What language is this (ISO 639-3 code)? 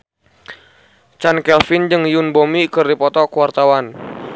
sun